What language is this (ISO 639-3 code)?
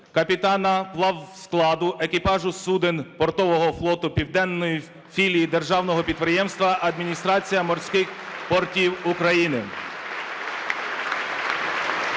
ukr